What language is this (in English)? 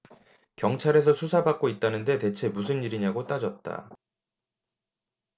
Korean